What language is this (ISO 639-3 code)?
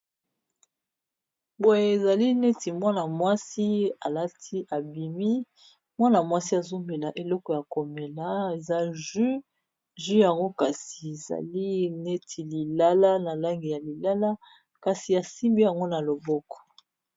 lin